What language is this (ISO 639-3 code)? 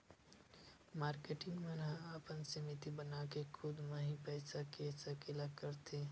hne